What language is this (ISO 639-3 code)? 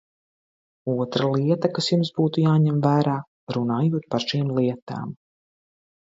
lav